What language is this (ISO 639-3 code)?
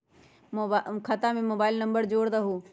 mag